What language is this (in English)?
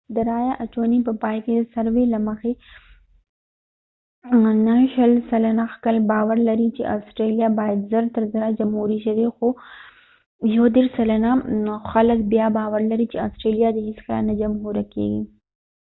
Pashto